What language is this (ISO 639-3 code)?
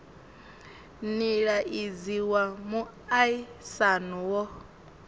ven